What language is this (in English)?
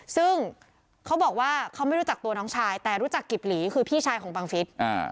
Thai